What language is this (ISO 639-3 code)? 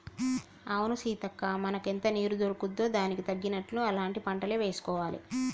tel